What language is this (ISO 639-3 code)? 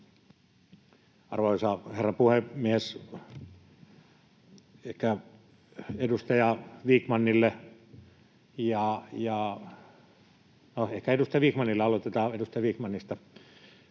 fin